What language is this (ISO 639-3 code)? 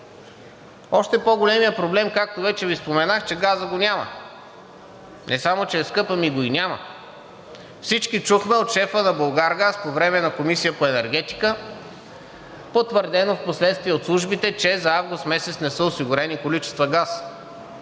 bul